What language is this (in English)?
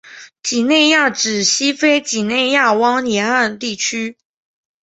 Chinese